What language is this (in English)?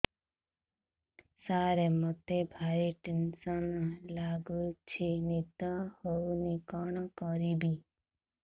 Odia